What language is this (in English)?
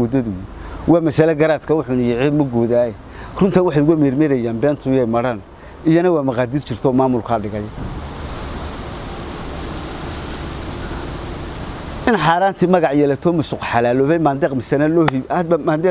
Arabic